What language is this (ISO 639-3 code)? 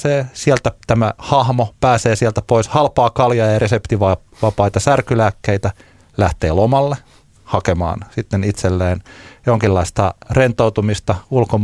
fin